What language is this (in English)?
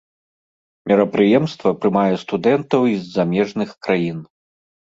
Belarusian